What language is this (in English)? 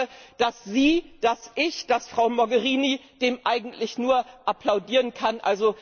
German